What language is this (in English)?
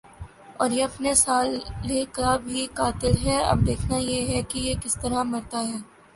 Urdu